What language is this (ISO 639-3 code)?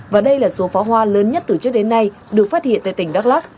vie